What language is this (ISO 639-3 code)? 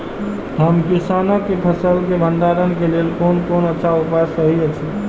mai